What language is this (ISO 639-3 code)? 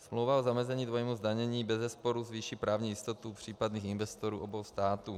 ces